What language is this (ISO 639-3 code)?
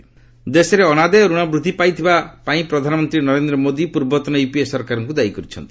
ori